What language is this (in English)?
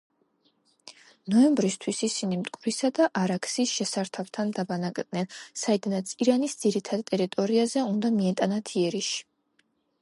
Georgian